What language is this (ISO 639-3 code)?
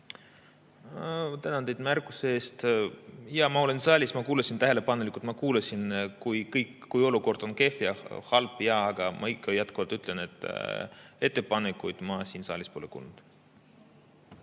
est